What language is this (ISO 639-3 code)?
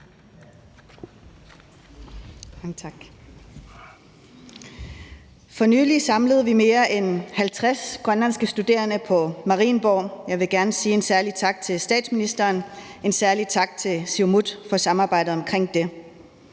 dan